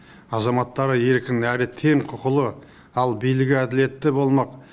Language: Kazakh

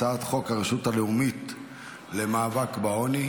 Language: Hebrew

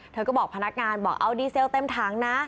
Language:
Thai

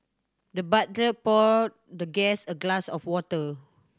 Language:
English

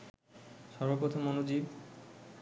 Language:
Bangla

